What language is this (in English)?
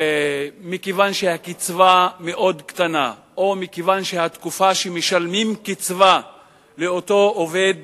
Hebrew